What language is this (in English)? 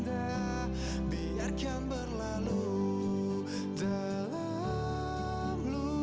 Indonesian